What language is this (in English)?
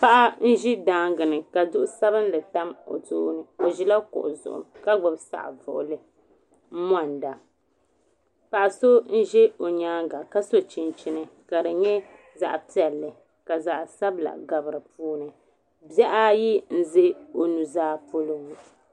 Dagbani